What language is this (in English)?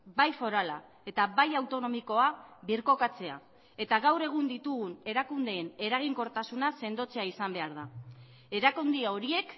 Basque